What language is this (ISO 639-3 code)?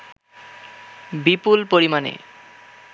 ben